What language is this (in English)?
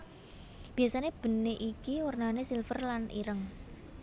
Javanese